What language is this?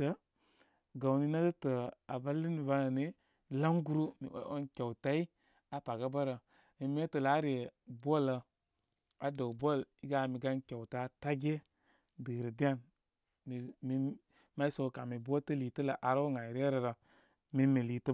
Koma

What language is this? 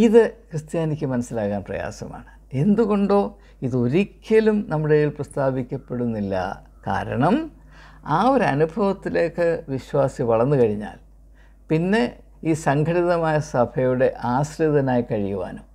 Malayalam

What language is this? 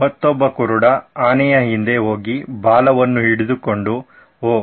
Kannada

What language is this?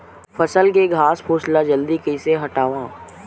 Chhattisgarhi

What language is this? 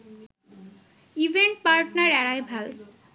Bangla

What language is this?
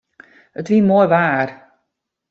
Western Frisian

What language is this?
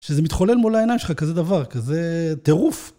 Hebrew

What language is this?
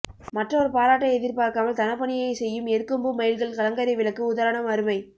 Tamil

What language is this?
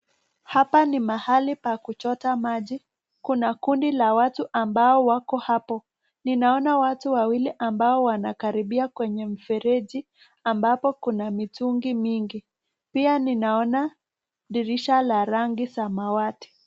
Swahili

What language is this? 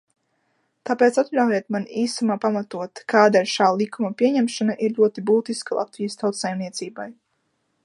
Latvian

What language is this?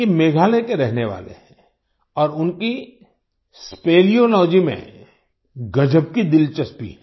Hindi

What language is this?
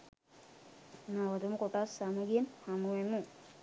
Sinhala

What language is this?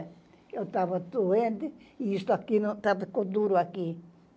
Portuguese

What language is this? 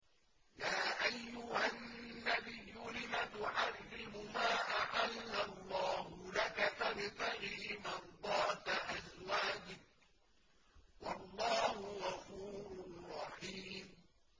Arabic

